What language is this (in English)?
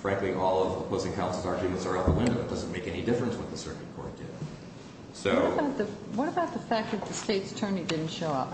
English